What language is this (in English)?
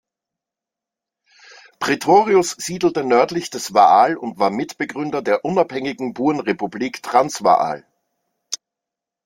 German